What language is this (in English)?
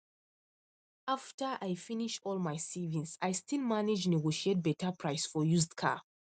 Nigerian Pidgin